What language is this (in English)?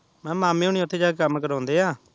Punjabi